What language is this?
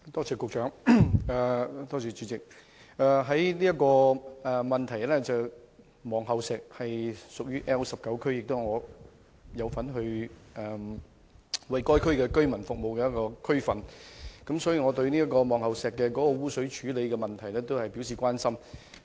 Cantonese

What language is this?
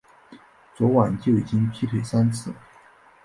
Chinese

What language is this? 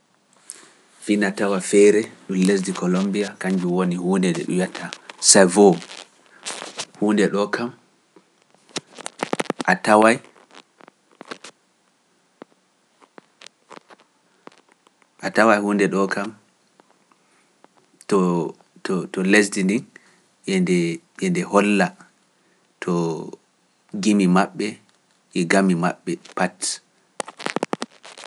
Pular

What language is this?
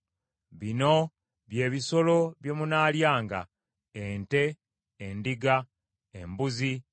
Ganda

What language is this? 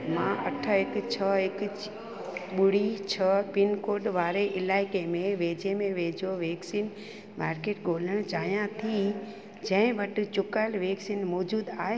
Sindhi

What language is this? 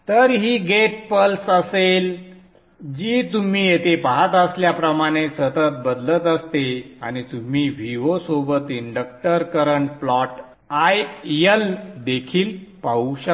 Marathi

